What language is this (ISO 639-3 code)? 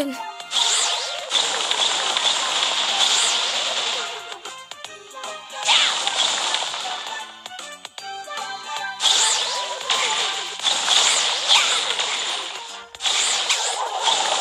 tur